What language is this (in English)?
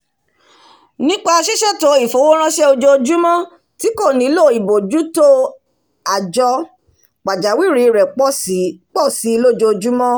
Yoruba